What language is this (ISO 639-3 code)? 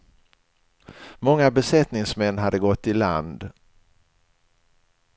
swe